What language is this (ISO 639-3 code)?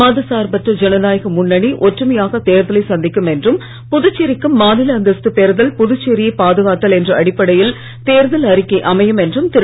tam